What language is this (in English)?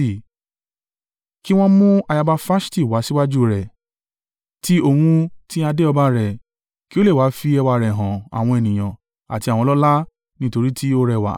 Yoruba